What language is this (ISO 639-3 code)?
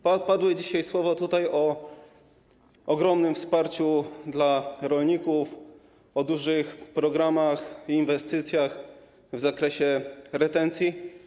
pol